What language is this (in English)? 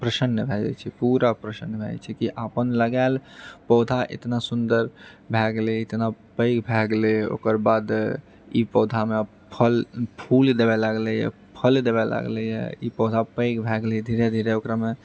Maithili